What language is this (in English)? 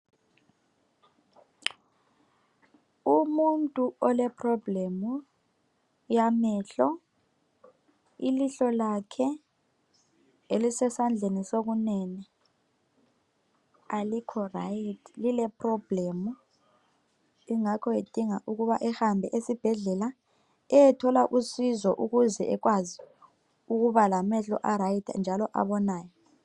North Ndebele